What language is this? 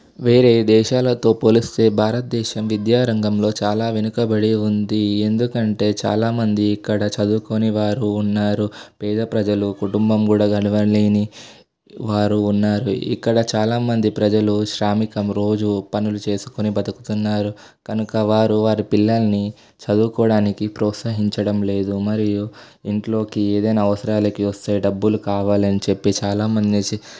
Telugu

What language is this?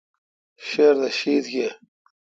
Kalkoti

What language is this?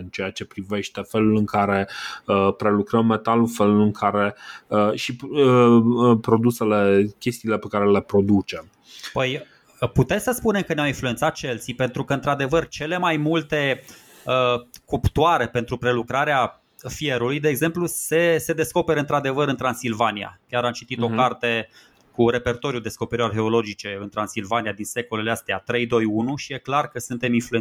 Romanian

